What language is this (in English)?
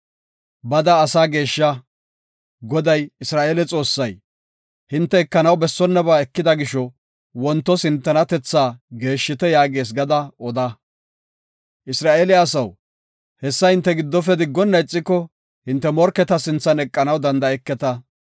Gofa